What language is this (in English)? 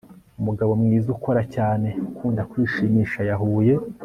Kinyarwanda